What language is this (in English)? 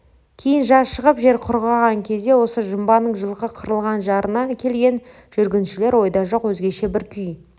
Kazakh